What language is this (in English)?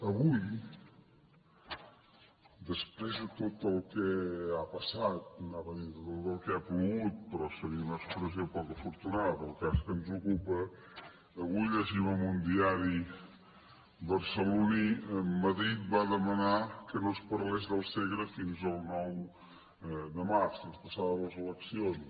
Catalan